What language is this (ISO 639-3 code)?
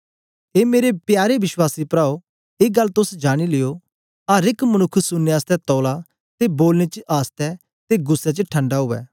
doi